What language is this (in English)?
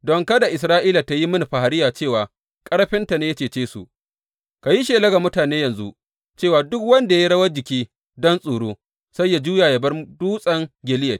Hausa